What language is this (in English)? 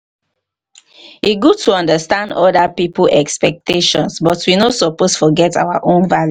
Nigerian Pidgin